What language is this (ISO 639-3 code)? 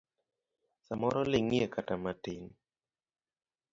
luo